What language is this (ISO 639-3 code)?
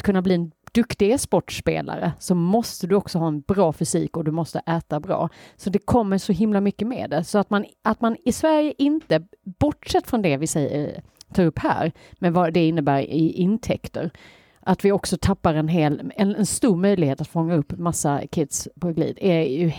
swe